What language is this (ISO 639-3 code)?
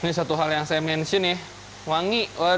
ind